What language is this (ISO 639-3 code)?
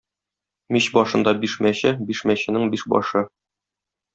tat